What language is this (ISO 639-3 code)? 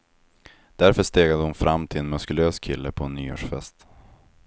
swe